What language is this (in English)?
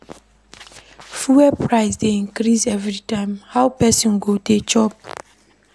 Nigerian Pidgin